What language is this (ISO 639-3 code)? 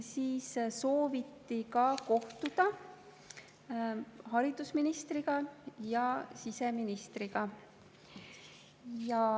est